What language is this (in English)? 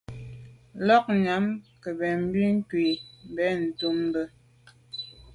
Medumba